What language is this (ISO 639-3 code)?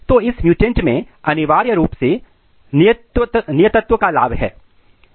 hin